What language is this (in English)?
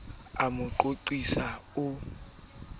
Southern Sotho